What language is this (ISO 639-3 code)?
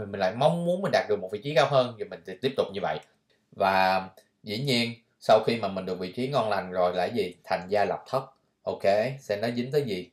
vie